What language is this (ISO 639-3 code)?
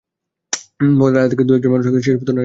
ben